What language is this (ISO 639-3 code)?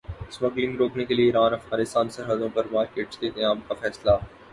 urd